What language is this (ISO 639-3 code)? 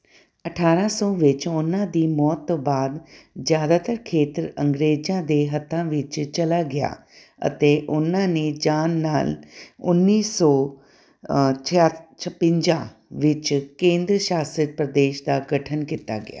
pan